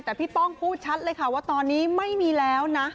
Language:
Thai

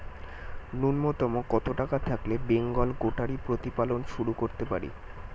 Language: Bangla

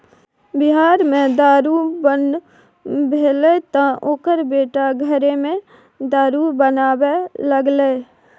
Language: Maithili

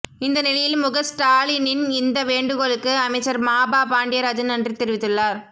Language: Tamil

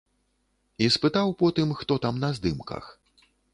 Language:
Belarusian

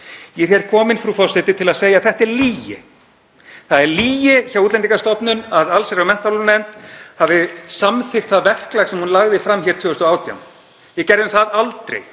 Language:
Icelandic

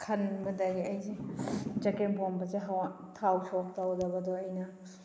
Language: Manipuri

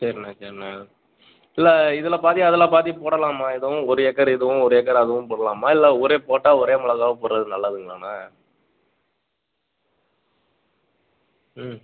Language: Tamil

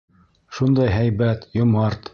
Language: Bashkir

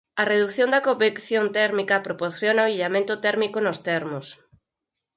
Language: Galician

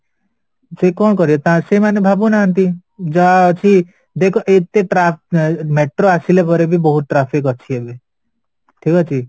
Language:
Odia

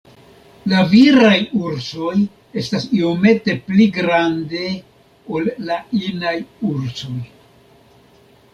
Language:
Esperanto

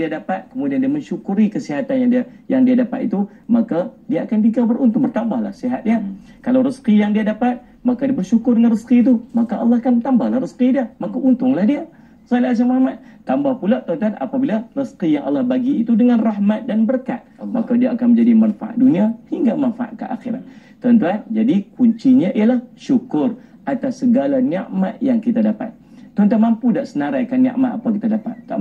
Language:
Malay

